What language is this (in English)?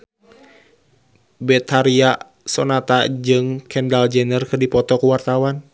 Sundanese